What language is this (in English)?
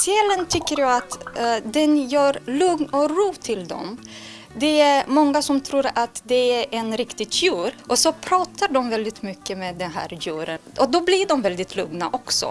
Swedish